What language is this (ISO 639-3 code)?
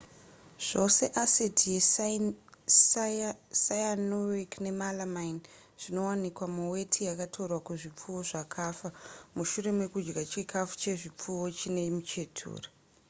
sna